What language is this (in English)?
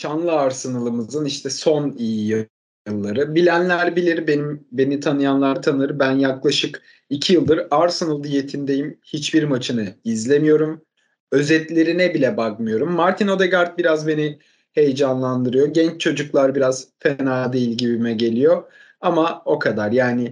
Turkish